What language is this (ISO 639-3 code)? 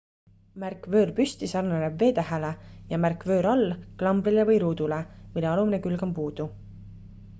est